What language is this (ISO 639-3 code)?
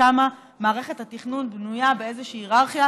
heb